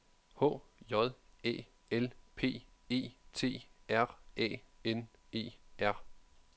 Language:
Danish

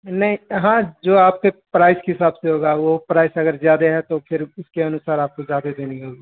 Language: Urdu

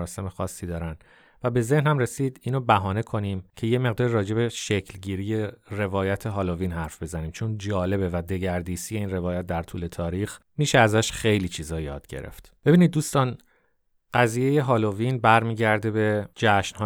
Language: Persian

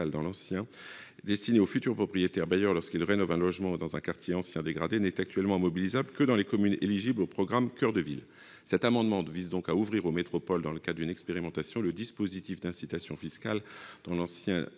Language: French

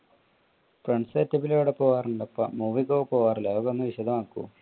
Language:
Malayalam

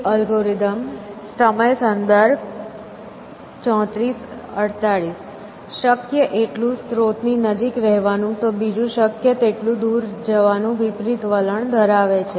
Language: Gujarati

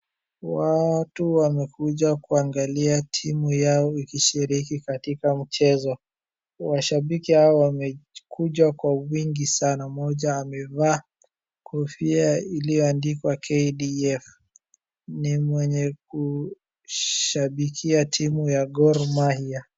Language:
Swahili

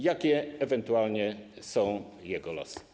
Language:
Polish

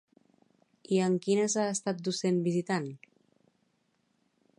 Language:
Catalan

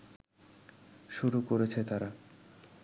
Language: Bangla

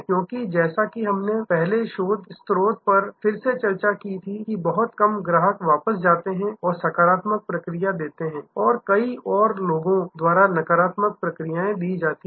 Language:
Hindi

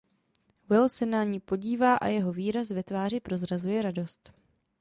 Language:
Czech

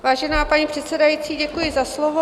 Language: Czech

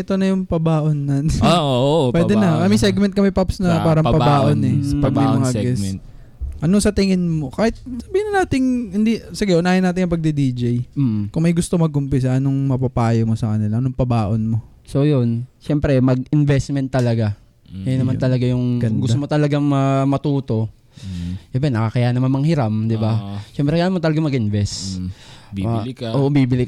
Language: Filipino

